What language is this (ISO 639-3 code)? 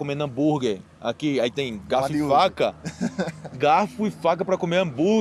por